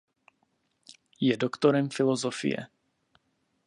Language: Czech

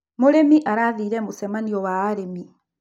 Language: Kikuyu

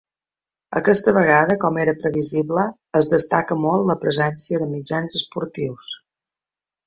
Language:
Catalan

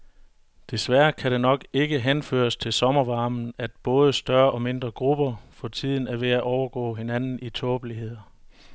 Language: Danish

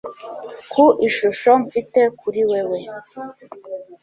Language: Kinyarwanda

